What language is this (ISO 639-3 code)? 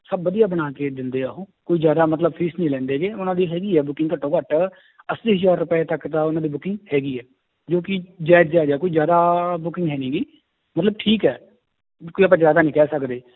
pan